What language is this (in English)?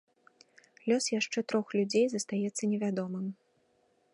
Belarusian